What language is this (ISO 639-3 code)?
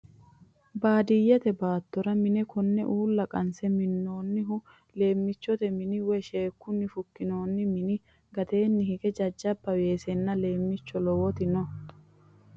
sid